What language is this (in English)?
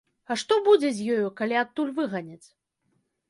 Belarusian